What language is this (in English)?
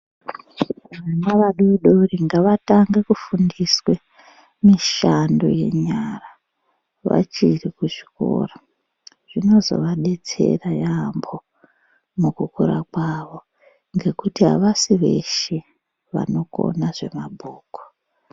Ndau